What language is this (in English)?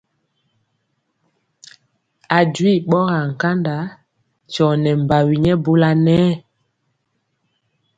Mpiemo